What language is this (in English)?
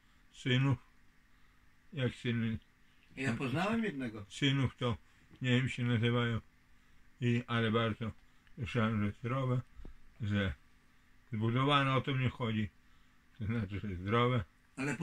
Polish